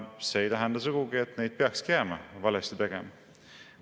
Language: Estonian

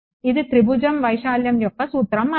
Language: Telugu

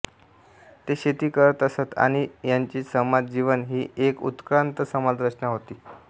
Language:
Marathi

